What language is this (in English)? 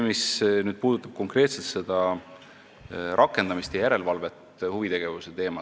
Estonian